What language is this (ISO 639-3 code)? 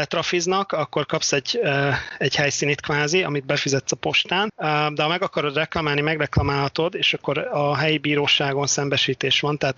hun